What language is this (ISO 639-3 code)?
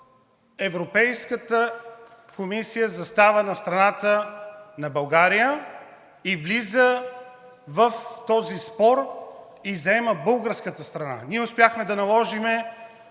bul